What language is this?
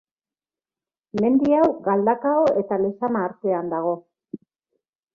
Basque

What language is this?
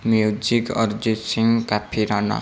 Odia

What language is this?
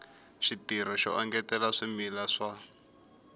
Tsonga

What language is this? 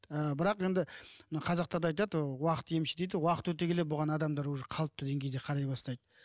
Kazakh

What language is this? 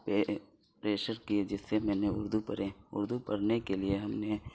Urdu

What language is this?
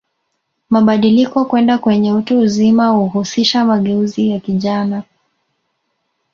Swahili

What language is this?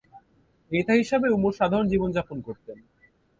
Bangla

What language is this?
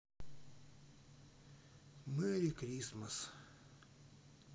Russian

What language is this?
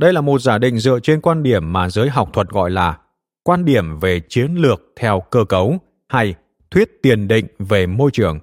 Vietnamese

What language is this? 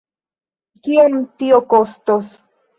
Esperanto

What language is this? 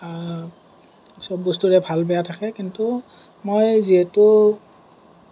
Assamese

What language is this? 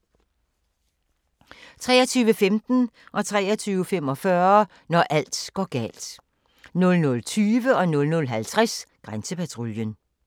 Danish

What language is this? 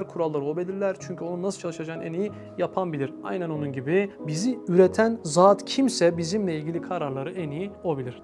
Turkish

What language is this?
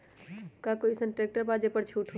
Magahi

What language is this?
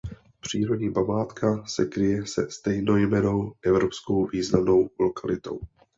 Czech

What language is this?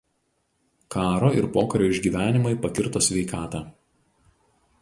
Lithuanian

